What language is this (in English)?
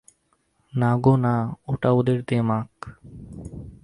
Bangla